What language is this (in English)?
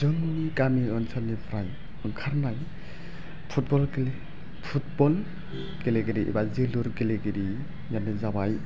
Bodo